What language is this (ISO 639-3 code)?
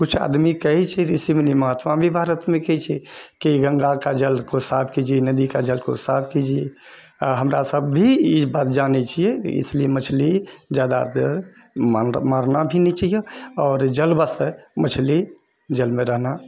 mai